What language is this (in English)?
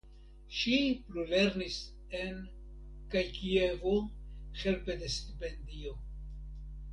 Esperanto